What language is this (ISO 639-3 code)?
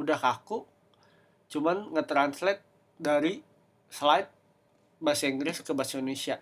ind